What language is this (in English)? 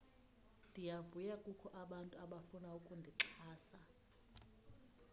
Xhosa